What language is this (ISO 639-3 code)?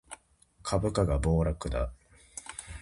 jpn